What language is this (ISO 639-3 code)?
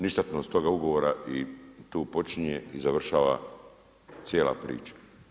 hrv